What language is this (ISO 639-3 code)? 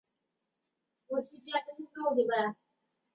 zho